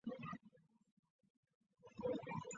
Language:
Chinese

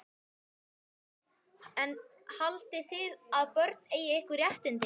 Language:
Icelandic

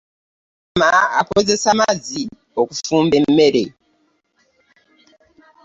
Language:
Ganda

